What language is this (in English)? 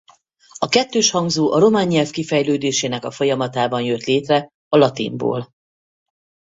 Hungarian